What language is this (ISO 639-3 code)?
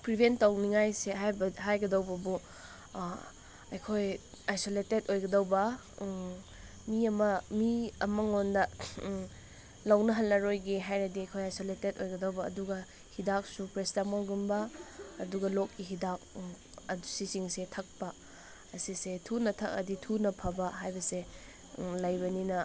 mni